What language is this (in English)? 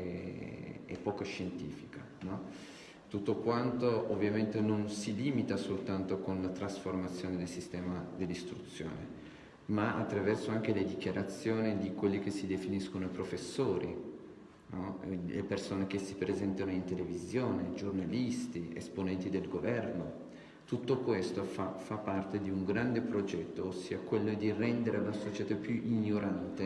Italian